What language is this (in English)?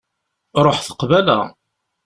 Kabyle